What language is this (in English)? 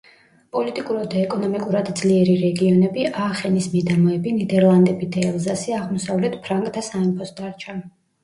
Georgian